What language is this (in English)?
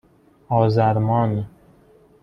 Persian